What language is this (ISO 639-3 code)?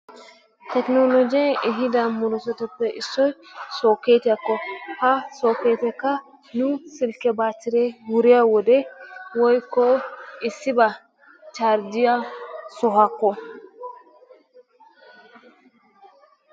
wal